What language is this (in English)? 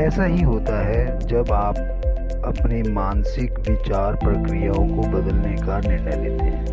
Hindi